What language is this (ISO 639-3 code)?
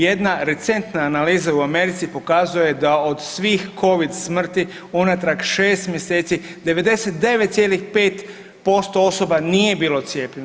hrv